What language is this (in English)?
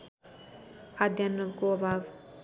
Nepali